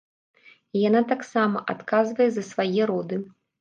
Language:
Belarusian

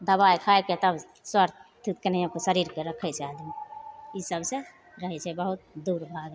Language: Maithili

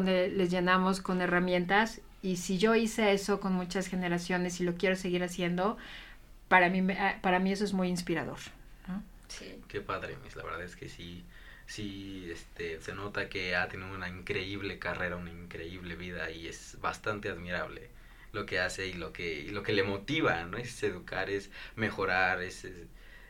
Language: Spanish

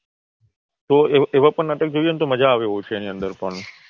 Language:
Gujarati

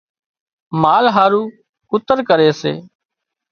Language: Wadiyara Koli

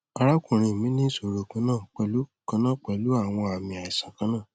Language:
Yoruba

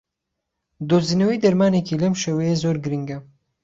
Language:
Central Kurdish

